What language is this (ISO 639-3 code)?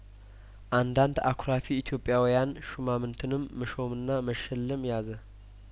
amh